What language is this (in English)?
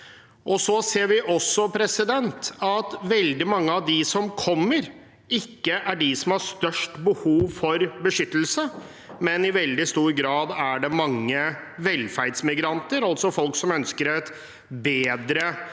Norwegian